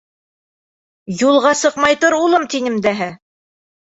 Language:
Bashkir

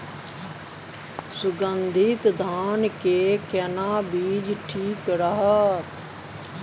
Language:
Maithili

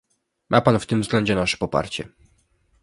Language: Polish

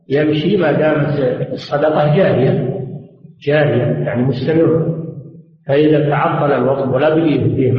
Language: Arabic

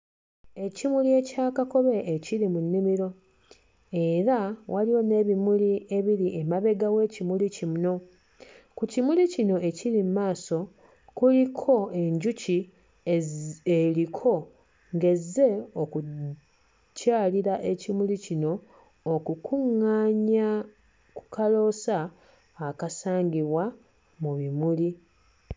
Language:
Ganda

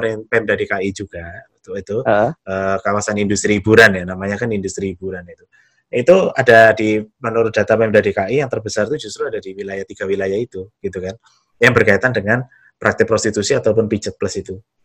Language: Indonesian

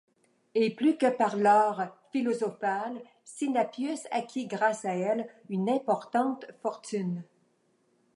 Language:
French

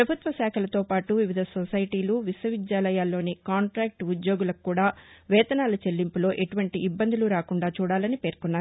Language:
Telugu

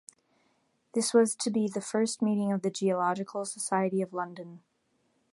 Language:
English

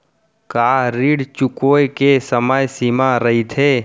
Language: Chhattisgarhi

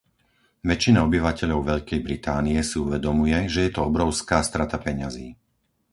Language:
Slovak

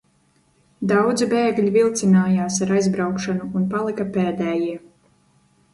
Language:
Latvian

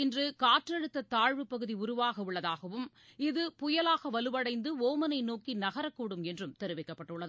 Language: Tamil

